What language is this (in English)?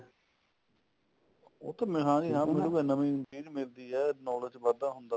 Punjabi